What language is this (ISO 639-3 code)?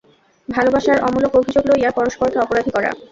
ben